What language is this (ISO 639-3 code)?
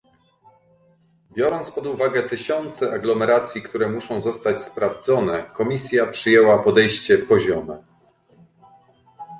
pol